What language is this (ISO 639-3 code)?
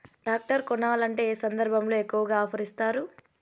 tel